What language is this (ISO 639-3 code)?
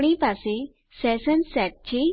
guj